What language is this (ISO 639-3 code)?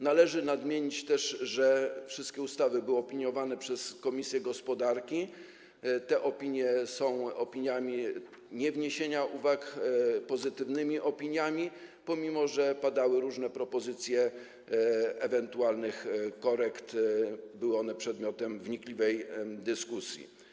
pol